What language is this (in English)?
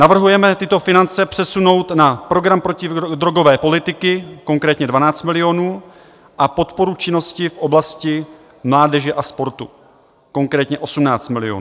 Czech